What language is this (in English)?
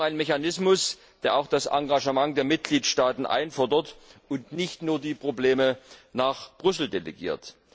German